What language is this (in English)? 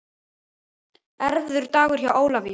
Icelandic